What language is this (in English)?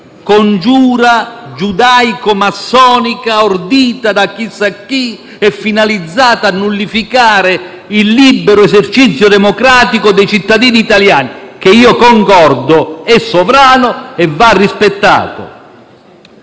Italian